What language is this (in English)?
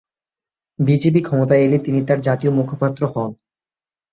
Bangla